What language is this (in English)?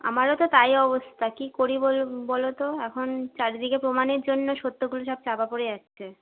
Bangla